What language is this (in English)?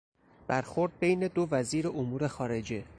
Persian